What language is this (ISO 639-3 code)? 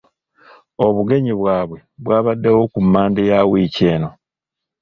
lug